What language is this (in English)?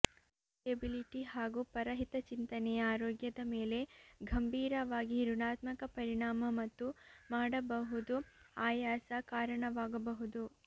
Kannada